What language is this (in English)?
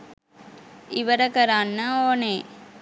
Sinhala